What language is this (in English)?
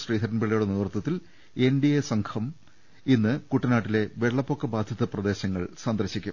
Malayalam